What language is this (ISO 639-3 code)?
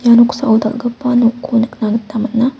grt